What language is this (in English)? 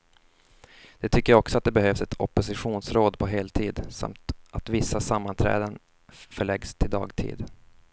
Swedish